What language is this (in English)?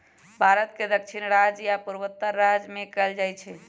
Magahi